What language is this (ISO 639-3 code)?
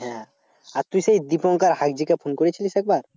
ben